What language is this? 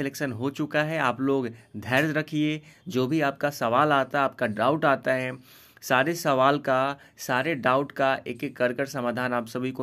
Hindi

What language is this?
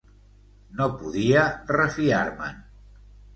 Catalan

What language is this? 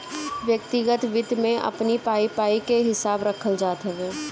Bhojpuri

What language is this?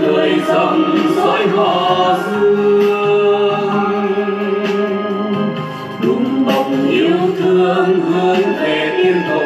Vietnamese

